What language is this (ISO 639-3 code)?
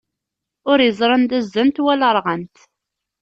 kab